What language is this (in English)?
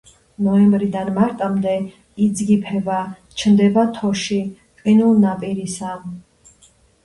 Georgian